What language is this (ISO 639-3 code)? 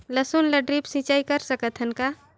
hne